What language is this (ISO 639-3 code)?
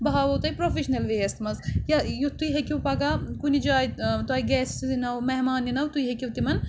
kas